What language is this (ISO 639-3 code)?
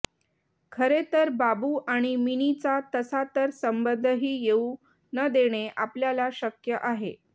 mar